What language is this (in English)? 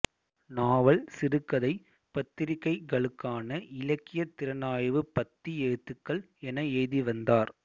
Tamil